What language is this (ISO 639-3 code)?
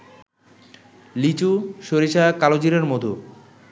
ben